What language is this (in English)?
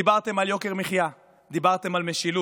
Hebrew